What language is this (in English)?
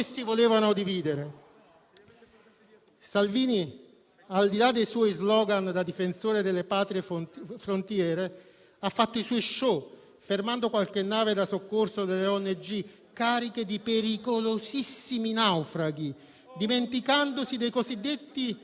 Italian